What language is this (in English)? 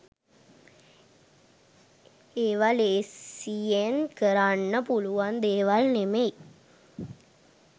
Sinhala